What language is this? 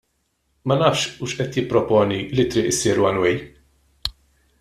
Maltese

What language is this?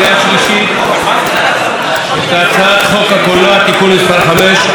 Hebrew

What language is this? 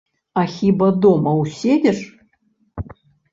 Belarusian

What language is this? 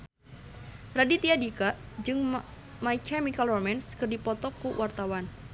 Sundanese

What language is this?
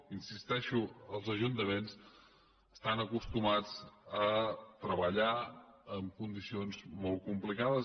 Catalan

